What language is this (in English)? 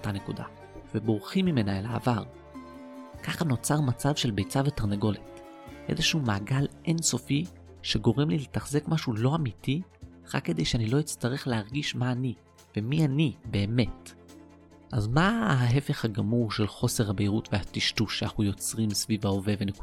Hebrew